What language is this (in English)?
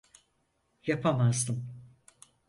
Turkish